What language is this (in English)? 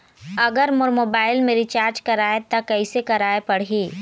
Chhattisgarhi